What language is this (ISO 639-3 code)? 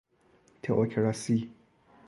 fas